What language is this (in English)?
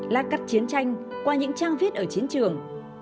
Vietnamese